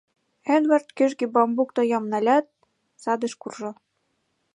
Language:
Mari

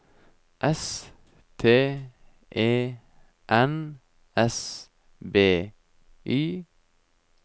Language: Norwegian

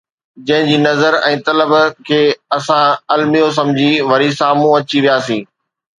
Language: Sindhi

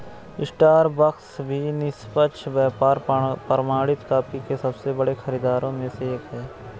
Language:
Hindi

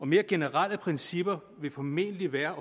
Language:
Danish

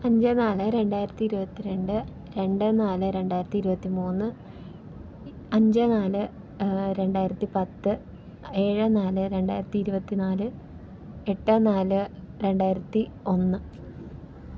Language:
Malayalam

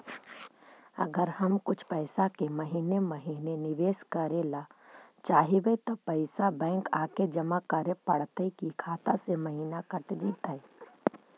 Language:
Magahi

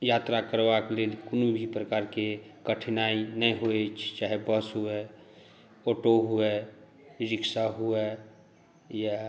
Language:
Maithili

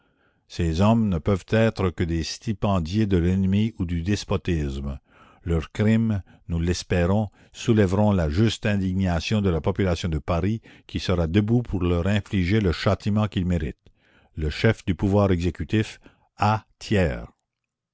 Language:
French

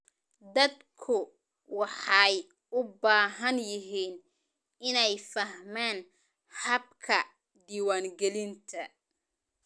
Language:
Somali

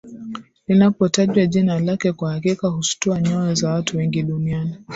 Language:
Swahili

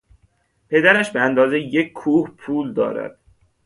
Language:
Persian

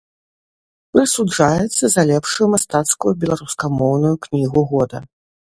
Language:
Belarusian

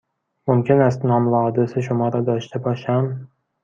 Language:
Persian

